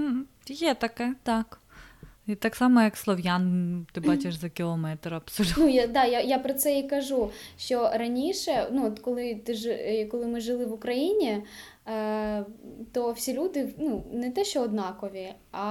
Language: Ukrainian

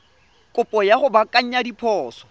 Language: Tswana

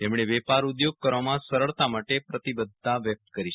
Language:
Gujarati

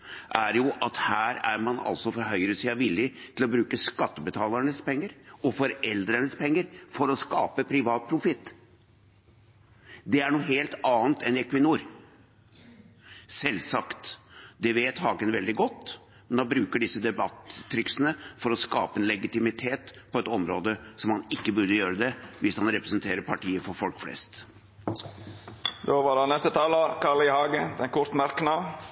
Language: Norwegian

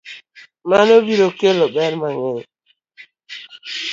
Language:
Luo (Kenya and Tanzania)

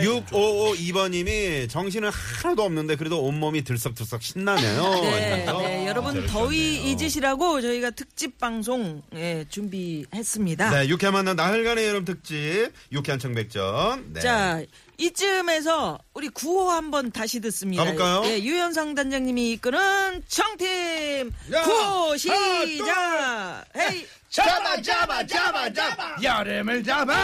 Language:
Korean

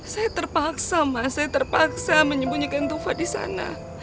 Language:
Indonesian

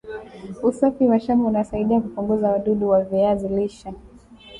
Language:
Swahili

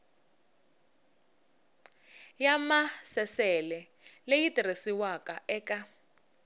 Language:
Tsonga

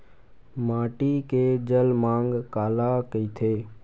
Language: Chhattisgarhi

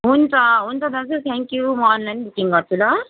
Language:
Nepali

